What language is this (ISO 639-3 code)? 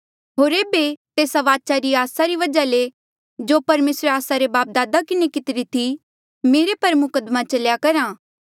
mjl